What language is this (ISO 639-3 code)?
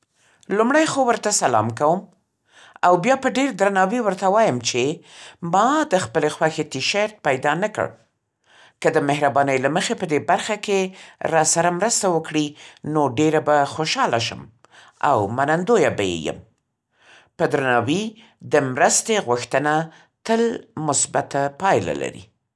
pst